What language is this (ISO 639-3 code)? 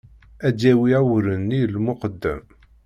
kab